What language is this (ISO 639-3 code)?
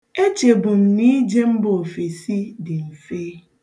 ibo